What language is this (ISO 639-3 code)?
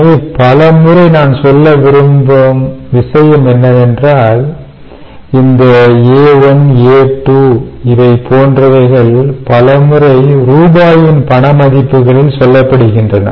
tam